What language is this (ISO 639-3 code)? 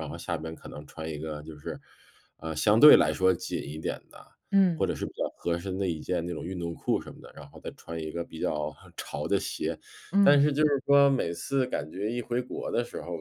zho